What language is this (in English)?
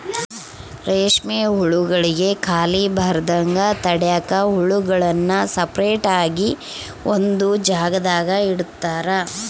Kannada